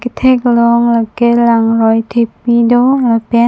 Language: Karbi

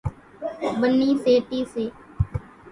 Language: Kachi Koli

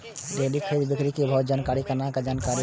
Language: Maithili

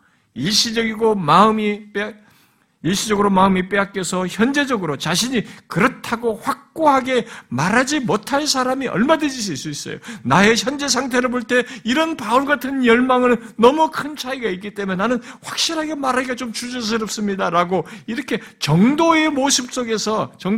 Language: Korean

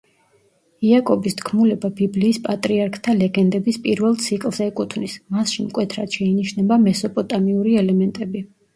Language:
Georgian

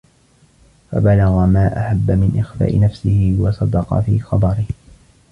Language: Arabic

